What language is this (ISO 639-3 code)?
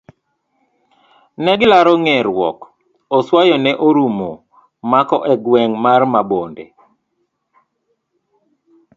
luo